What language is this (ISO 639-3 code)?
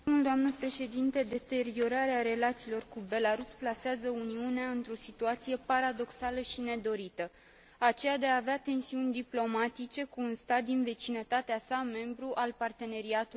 ron